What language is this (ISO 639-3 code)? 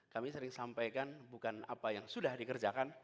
ind